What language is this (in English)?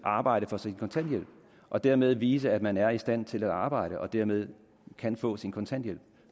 Danish